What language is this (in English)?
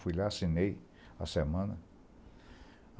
Portuguese